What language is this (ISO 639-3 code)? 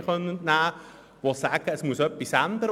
gsw